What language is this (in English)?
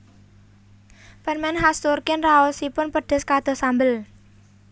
Javanese